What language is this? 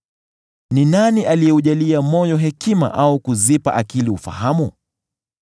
Swahili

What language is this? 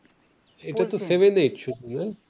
Bangla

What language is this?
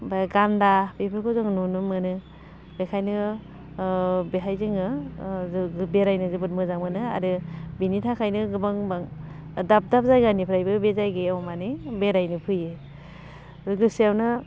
Bodo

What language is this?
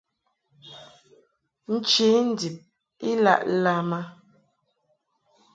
Mungaka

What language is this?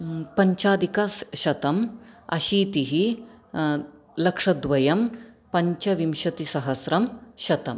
Sanskrit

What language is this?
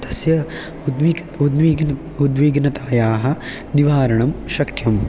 Sanskrit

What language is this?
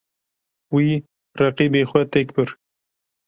Kurdish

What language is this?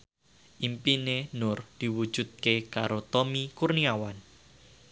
Javanese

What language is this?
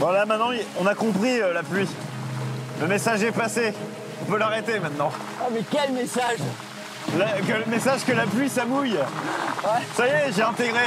French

